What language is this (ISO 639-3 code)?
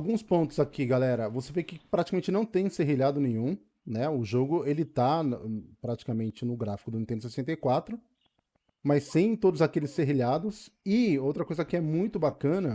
por